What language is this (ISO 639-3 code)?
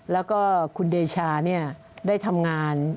tha